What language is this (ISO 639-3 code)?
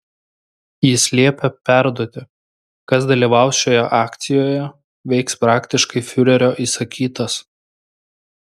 lit